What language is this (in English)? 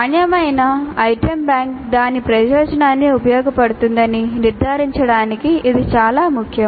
Telugu